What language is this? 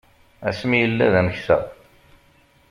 Kabyle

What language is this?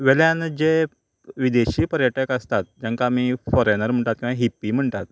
Konkani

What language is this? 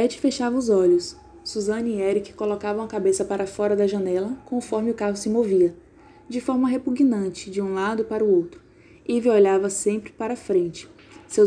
Portuguese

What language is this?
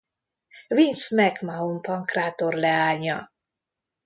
Hungarian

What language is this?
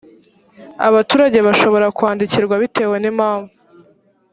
Kinyarwanda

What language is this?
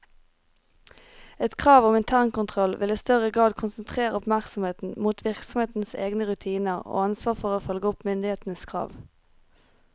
Norwegian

